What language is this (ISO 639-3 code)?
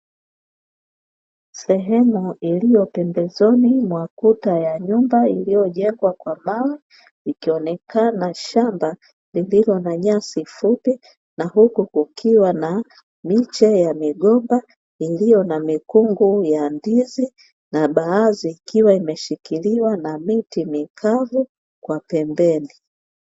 swa